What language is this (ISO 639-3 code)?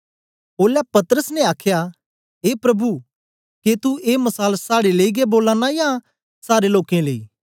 doi